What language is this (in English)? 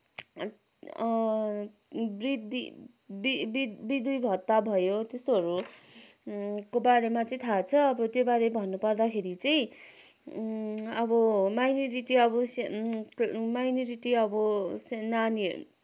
Nepali